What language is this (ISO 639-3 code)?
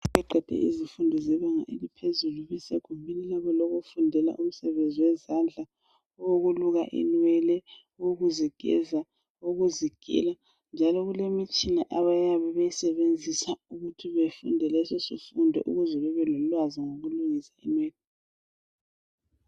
nde